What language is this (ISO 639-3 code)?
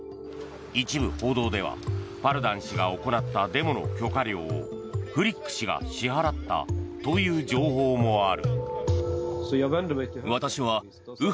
jpn